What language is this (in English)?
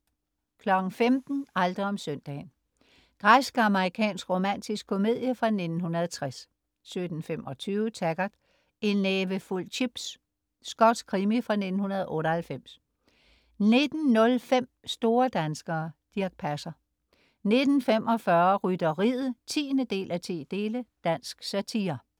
Danish